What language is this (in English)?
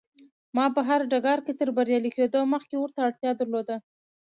Pashto